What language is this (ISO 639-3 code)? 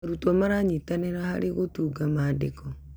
kik